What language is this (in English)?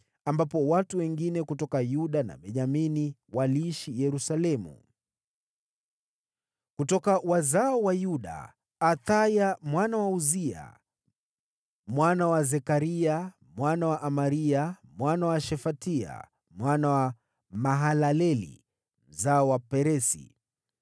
Swahili